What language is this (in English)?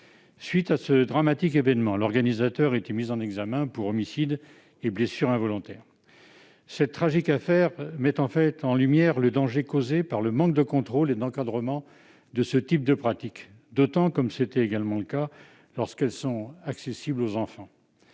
French